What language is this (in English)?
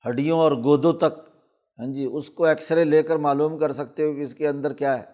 Urdu